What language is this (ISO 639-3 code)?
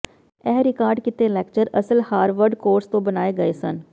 pan